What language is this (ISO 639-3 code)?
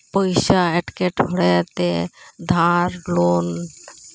sat